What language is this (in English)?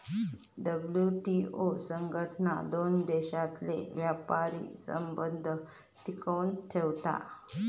Marathi